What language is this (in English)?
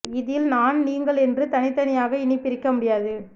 Tamil